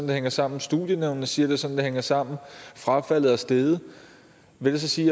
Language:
Danish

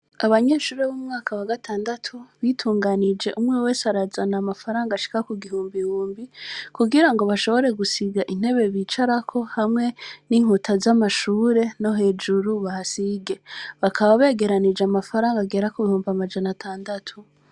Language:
Rundi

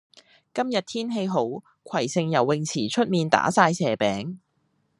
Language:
Cantonese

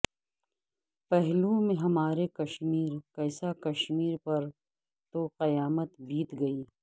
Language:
Urdu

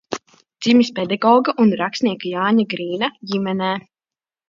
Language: Latvian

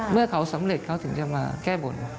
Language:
Thai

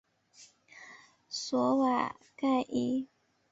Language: Chinese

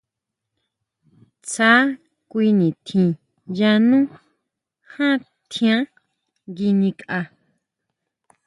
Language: Huautla Mazatec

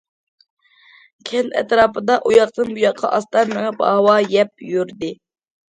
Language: Uyghur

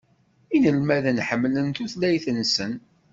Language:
Kabyle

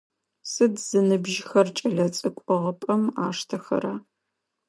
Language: Adyghe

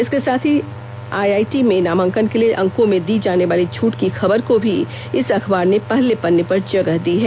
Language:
Hindi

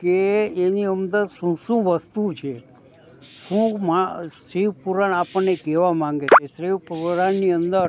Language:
Gujarati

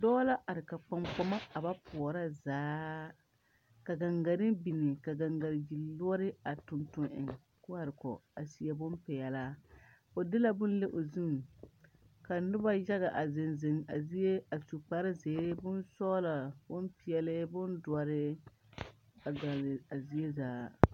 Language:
Southern Dagaare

